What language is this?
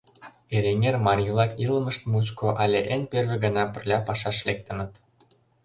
Mari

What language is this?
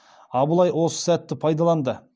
Kazakh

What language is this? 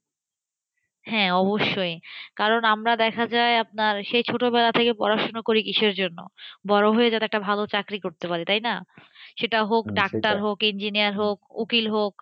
Bangla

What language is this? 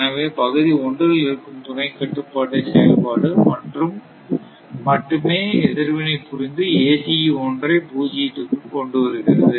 Tamil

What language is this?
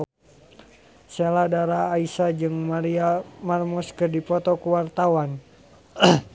Sundanese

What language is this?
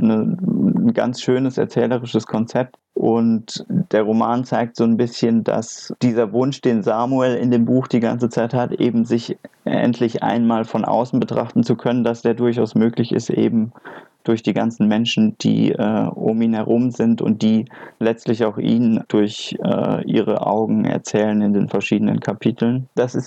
German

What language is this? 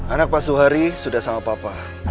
Indonesian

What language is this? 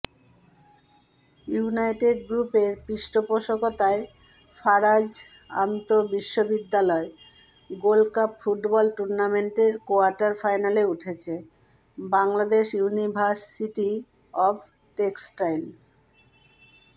Bangla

